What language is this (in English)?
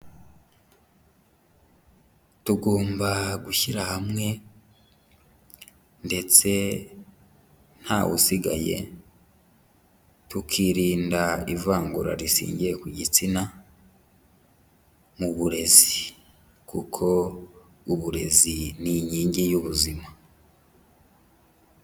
Kinyarwanda